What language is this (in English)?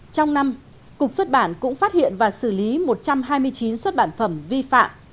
Vietnamese